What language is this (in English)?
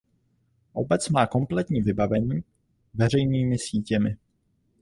Czech